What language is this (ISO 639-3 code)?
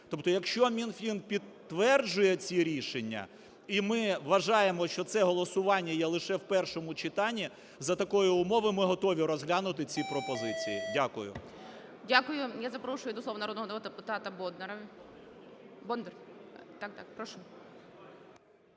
ukr